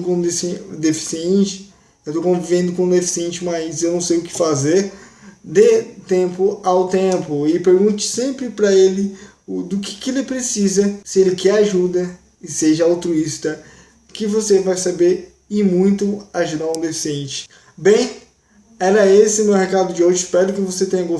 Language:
Portuguese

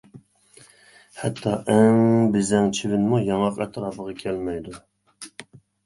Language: Uyghur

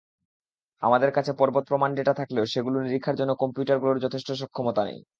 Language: Bangla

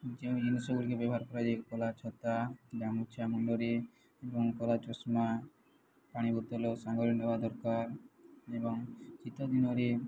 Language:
Odia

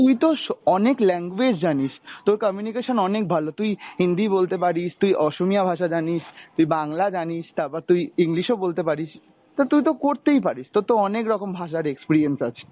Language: Bangla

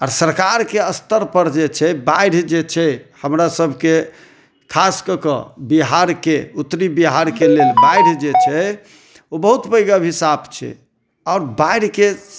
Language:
Maithili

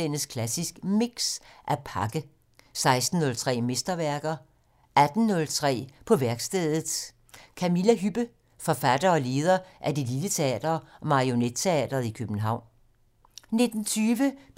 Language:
Danish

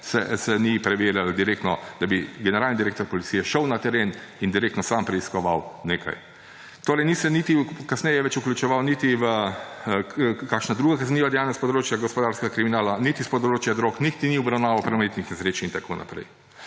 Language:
Slovenian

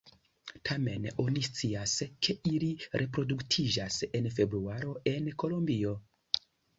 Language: Esperanto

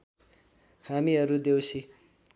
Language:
Nepali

